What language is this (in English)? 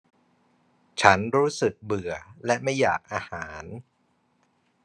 Thai